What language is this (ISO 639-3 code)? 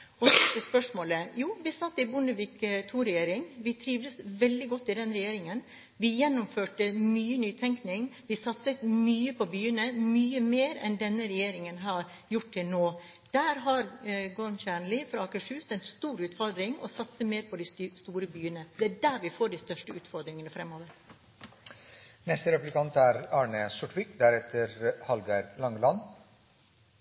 nob